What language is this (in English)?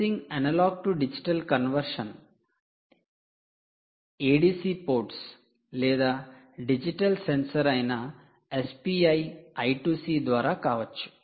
Telugu